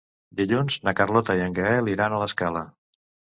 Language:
Catalan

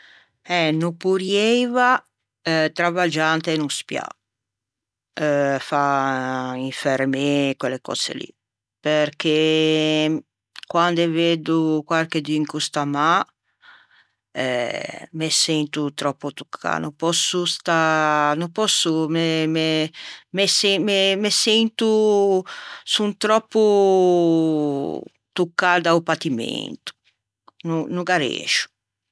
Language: Ligurian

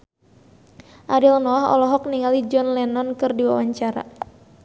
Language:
Sundanese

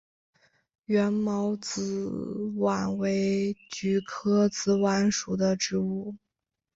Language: Chinese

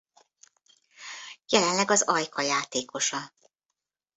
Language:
Hungarian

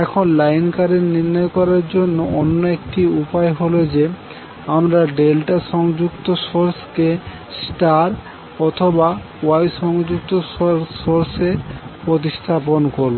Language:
Bangla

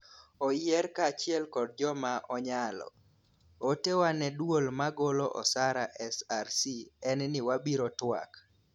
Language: Luo (Kenya and Tanzania)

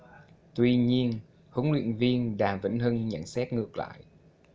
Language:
Vietnamese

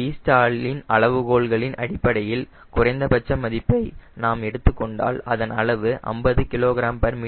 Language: Tamil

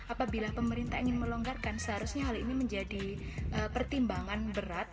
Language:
Indonesian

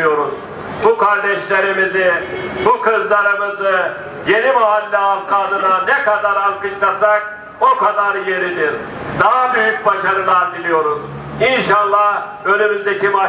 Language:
Turkish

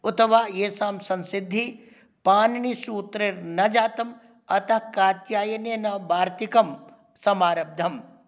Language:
Sanskrit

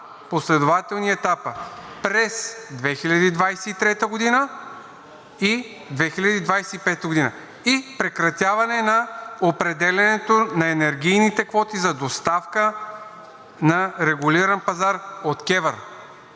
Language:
Bulgarian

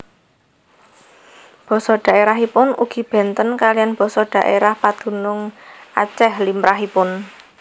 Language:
Javanese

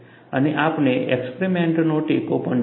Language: Gujarati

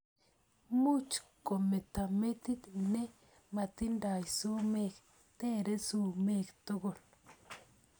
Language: Kalenjin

